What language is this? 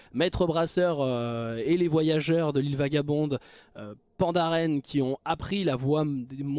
French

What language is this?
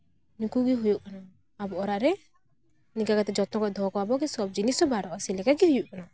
Santali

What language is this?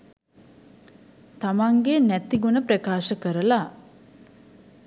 Sinhala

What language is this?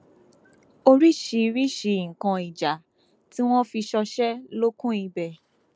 Yoruba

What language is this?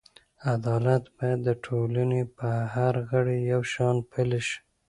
Pashto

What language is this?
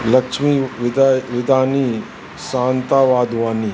Sindhi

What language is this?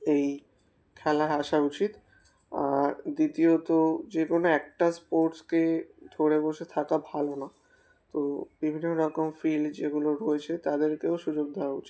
Bangla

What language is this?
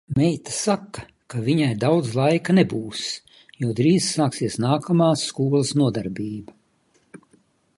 Latvian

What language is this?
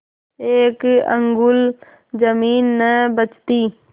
Hindi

